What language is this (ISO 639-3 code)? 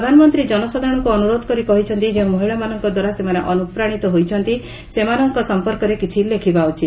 ori